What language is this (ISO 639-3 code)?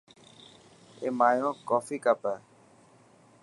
mki